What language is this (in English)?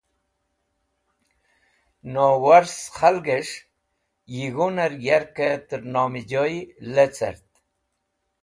Wakhi